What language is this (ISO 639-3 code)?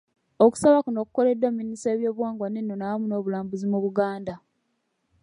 lug